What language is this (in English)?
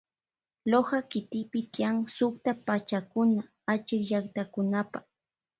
Loja Highland Quichua